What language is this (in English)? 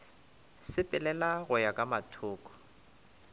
Northern Sotho